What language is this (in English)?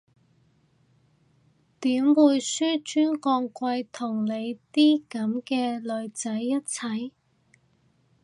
Cantonese